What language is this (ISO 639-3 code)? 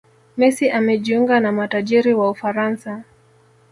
swa